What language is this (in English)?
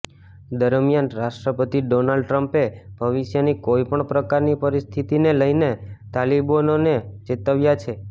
Gujarati